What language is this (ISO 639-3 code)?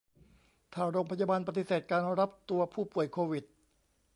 tha